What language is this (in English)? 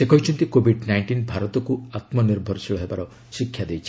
Odia